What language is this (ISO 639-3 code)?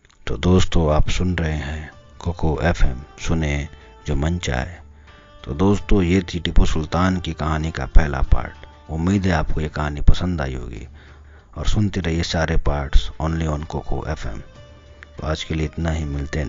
hin